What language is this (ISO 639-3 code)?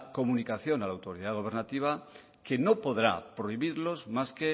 spa